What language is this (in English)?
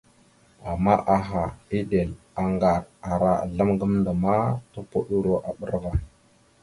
Mada (Cameroon)